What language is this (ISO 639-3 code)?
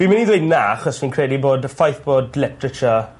cym